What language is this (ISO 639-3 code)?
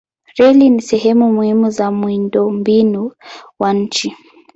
swa